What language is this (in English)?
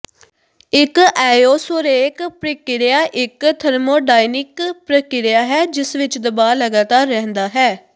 Punjabi